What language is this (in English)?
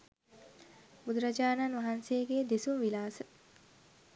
Sinhala